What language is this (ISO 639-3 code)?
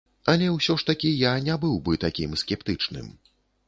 bel